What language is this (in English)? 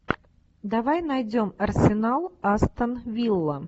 Russian